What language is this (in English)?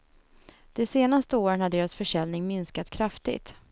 Swedish